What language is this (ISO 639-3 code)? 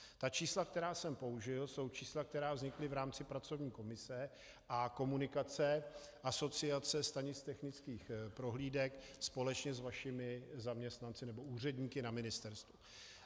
ces